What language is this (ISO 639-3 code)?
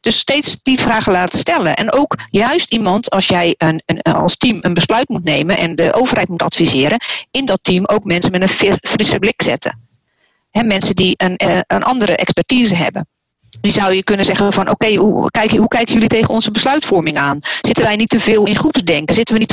nld